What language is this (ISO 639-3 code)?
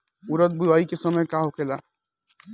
bho